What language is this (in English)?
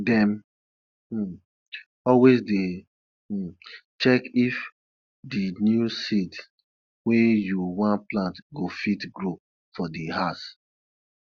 Nigerian Pidgin